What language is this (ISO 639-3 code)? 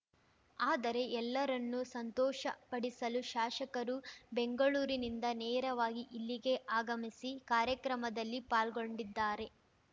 kan